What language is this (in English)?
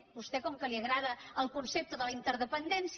Catalan